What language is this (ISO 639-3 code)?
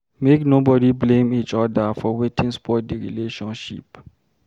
pcm